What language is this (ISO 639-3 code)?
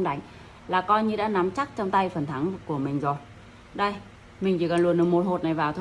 vie